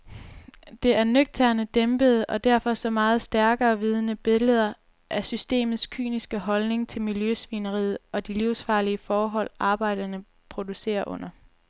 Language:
Danish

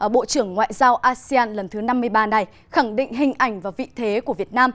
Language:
Vietnamese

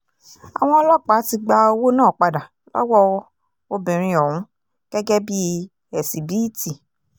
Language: Yoruba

